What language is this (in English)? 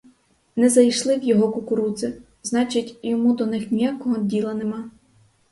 Ukrainian